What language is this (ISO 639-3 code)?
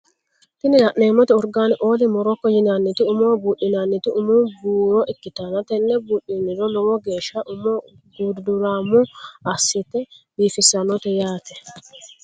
sid